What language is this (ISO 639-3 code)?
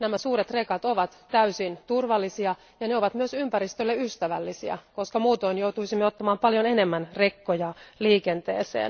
fin